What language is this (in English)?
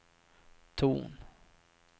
Swedish